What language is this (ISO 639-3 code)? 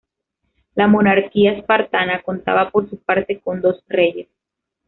spa